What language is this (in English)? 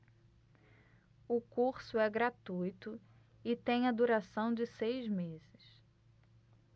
Portuguese